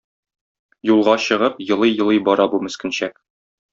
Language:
Tatar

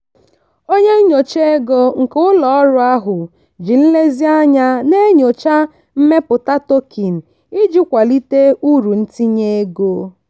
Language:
Igbo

